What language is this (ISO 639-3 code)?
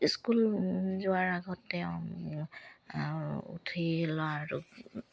asm